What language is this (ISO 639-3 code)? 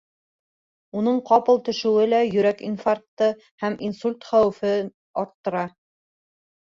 bak